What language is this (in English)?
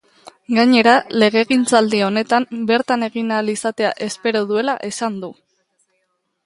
Basque